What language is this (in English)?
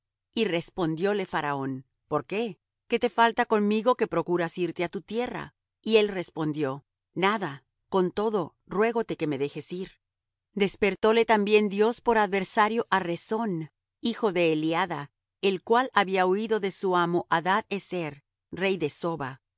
Spanish